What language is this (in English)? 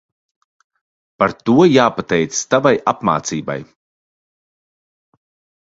Latvian